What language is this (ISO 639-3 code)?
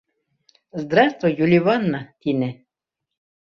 bak